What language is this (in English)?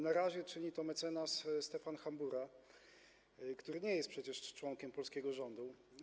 Polish